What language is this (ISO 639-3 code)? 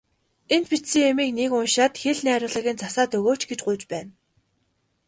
mon